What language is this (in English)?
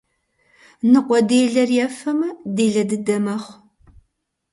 Kabardian